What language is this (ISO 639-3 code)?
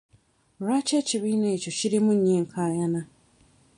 lug